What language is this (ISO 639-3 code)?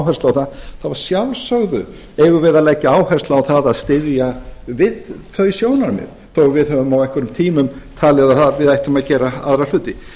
isl